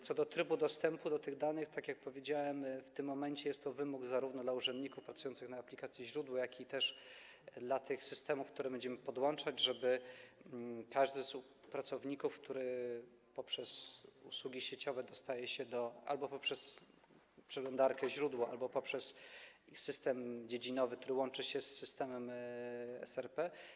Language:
Polish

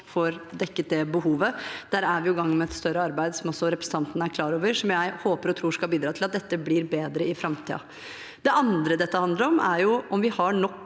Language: Norwegian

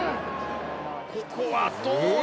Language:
Japanese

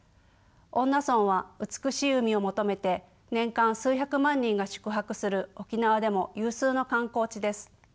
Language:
Japanese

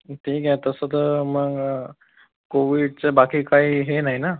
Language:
Marathi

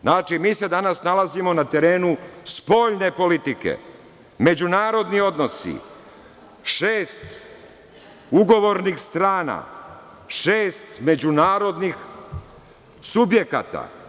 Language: Serbian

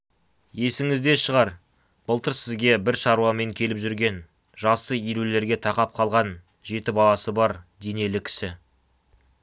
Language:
Kazakh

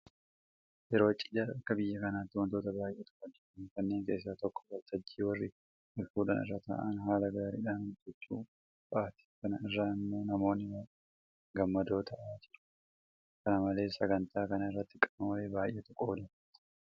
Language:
Oromo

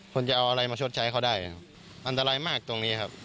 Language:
Thai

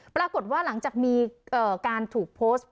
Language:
Thai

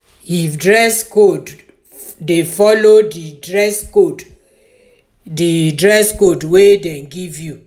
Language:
Nigerian Pidgin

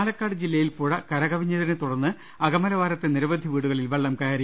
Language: Malayalam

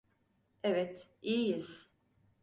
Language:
Turkish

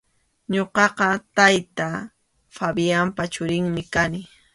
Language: Arequipa-La Unión Quechua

